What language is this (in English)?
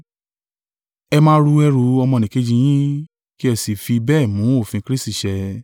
Yoruba